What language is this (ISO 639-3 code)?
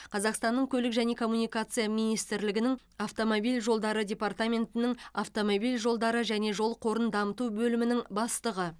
kaz